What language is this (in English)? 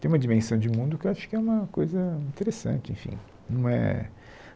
Portuguese